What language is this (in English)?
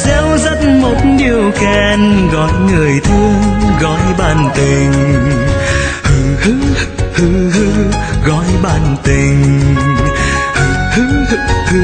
Vietnamese